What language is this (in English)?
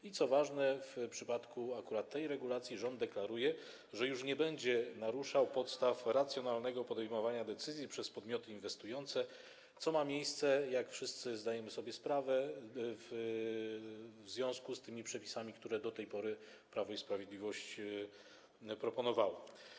Polish